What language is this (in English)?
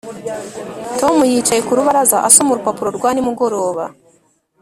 Kinyarwanda